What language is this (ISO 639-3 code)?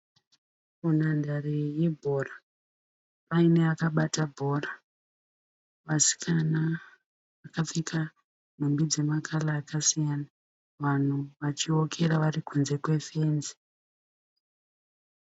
sna